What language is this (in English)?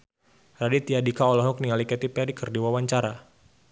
Sundanese